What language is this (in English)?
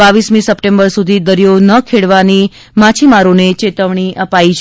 Gujarati